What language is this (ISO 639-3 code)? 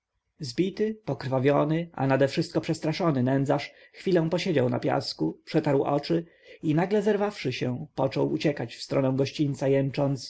pol